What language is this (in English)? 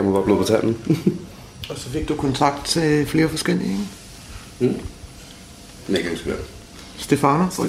Danish